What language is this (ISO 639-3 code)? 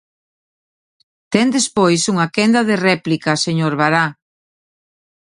glg